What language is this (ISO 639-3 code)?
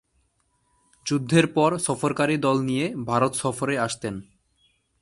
ben